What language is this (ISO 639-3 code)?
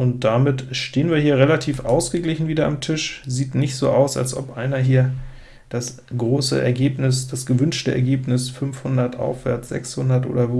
deu